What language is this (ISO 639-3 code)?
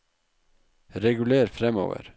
nor